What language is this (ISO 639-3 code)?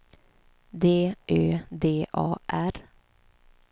swe